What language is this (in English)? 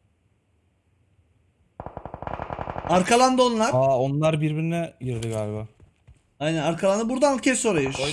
Turkish